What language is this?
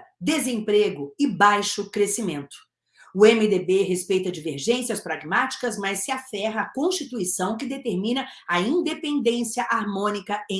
Portuguese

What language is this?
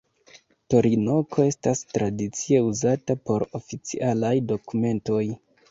Esperanto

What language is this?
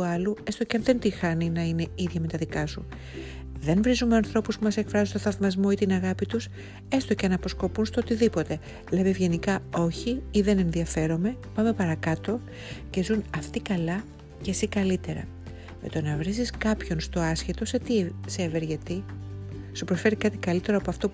Greek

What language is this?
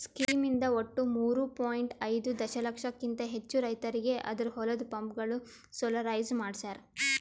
Kannada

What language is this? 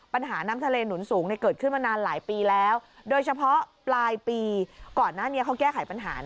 Thai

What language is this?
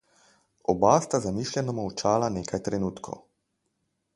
Slovenian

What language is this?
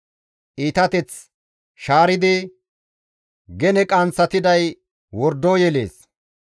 Gamo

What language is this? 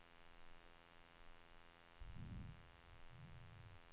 Swedish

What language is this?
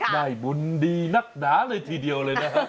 Thai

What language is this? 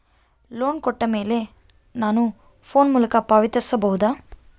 Kannada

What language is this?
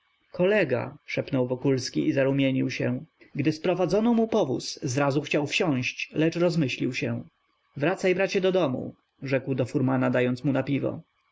Polish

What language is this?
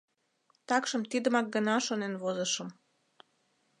Mari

